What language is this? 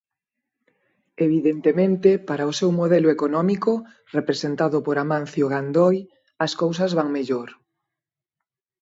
Galician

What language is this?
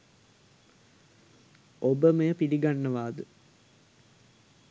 Sinhala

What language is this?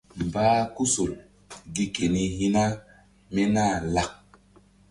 Mbum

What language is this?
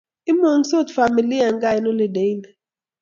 Kalenjin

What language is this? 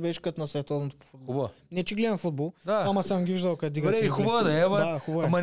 Bulgarian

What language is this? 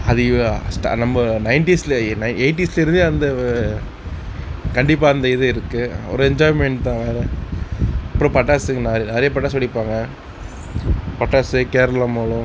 Tamil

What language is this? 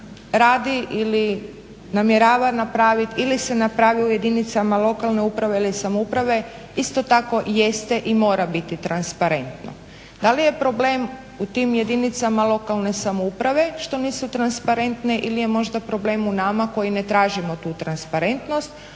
Croatian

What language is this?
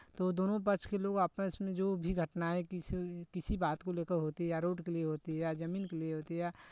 Hindi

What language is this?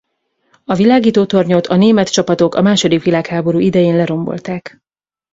Hungarian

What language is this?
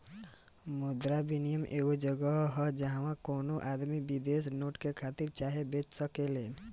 Bhojpuri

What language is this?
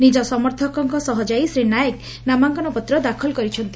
Odia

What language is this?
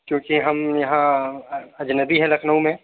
Urdu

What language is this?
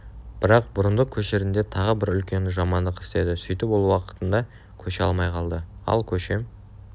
Kazakh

